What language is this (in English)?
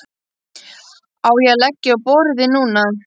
Icelandic